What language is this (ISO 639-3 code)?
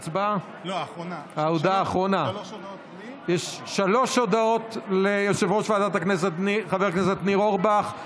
heb